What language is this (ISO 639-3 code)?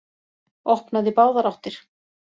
isl